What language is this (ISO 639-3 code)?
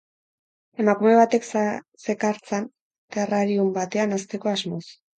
eus